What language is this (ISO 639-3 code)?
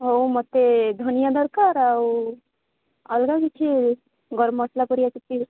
ori